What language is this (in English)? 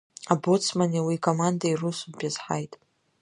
Abkhazian